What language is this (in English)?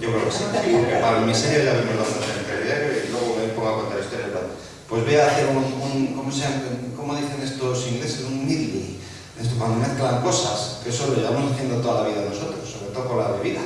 Spanish